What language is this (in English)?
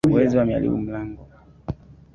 Swahili